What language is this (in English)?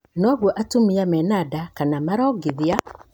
Kikuyu